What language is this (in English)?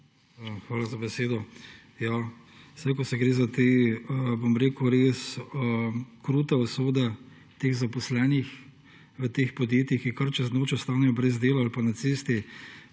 Slovenian